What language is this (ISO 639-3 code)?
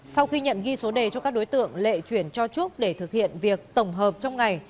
vie